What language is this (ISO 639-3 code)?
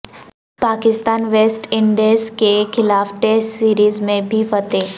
urd